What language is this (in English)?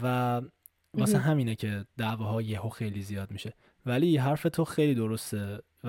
Persian